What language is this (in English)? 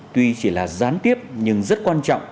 Vietnamese